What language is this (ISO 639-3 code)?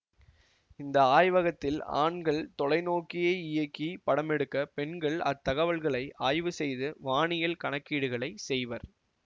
tam